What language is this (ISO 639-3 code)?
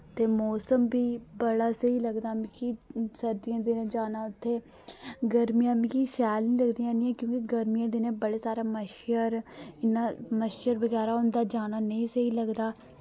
doi